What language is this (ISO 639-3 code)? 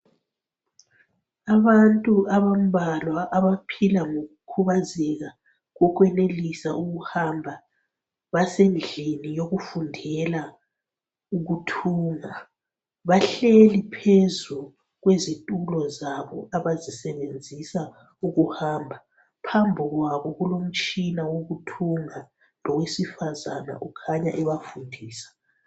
nde